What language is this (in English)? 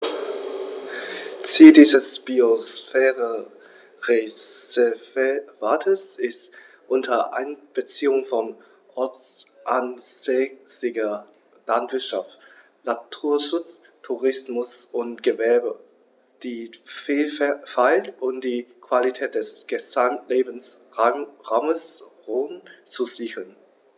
German